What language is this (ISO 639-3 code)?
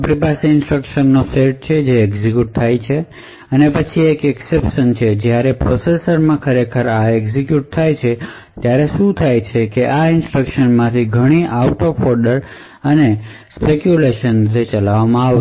guj